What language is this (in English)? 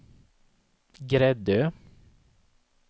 Swedish